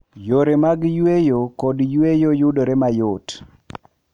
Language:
Luo (Kenya and Tanzania)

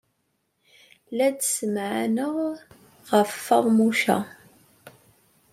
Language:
Kabyle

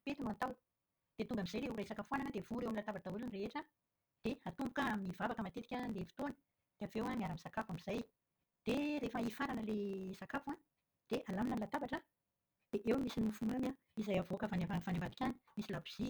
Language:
Malagasy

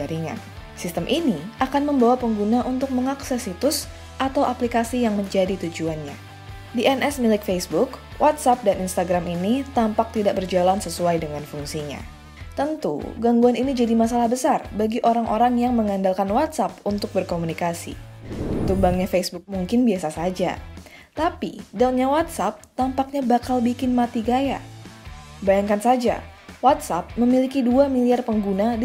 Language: Indonesian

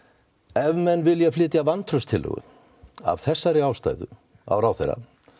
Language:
Icelandic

